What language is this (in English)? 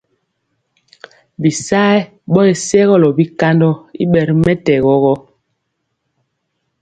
Mpiemo